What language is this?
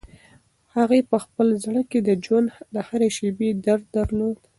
Pashto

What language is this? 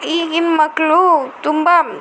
Kannada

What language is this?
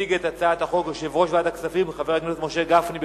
Hebrew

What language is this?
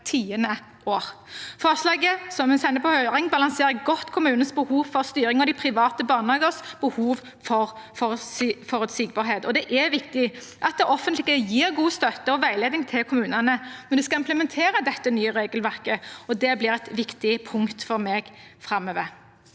Norwegian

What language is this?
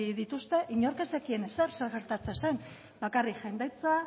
Basque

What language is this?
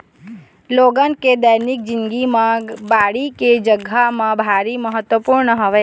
Chhattisgarhi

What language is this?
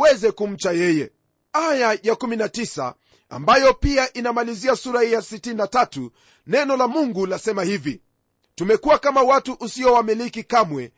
Swahili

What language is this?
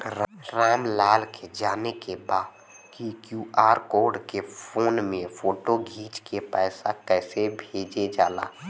Bhojpuri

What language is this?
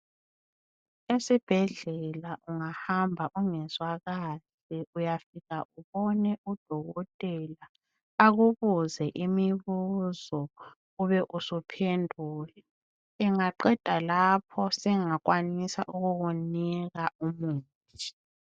North Ndebele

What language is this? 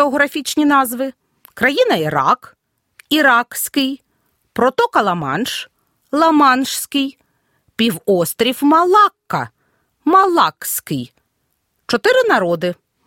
Ukrainian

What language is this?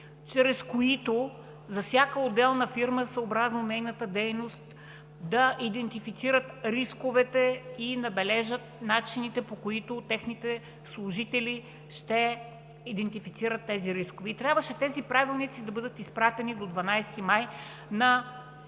Bulgarian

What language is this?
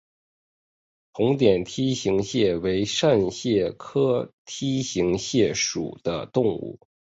Chinese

